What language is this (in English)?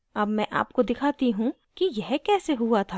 Hindi